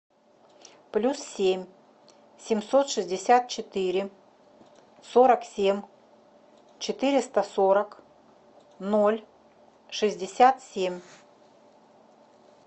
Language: Russian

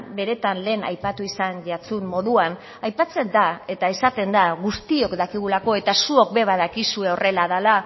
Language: Basque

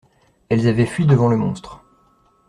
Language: French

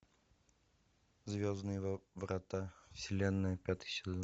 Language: Russian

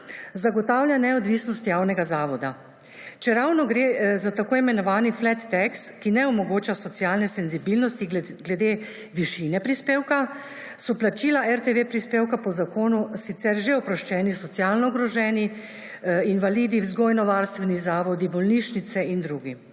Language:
Slovenian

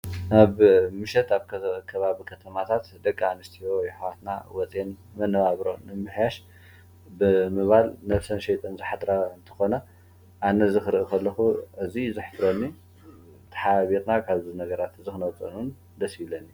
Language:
Tigrinya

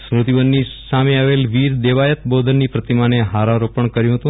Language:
Gujarati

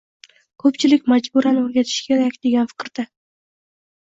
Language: Uzbek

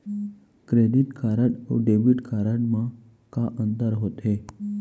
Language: Chhattisgarhi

